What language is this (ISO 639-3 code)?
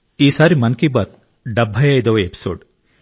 tel